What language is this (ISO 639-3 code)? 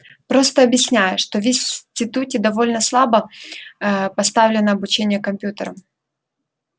rus